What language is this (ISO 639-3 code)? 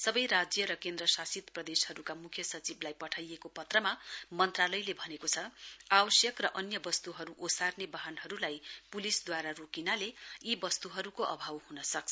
nep